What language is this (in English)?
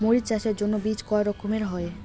Bangla